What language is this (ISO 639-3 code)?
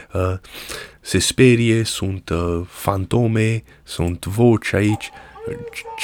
ron